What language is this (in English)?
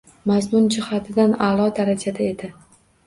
Uzbek